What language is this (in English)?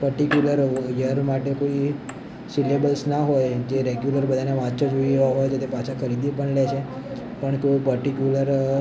Gujarati